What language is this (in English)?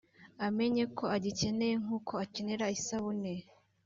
Kinyarwanda